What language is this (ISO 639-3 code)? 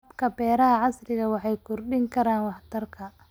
som